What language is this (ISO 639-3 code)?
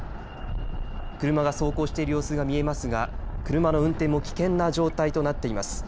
jpn